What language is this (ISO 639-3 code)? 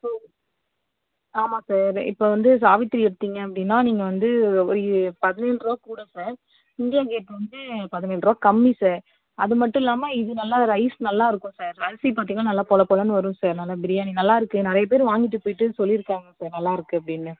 tam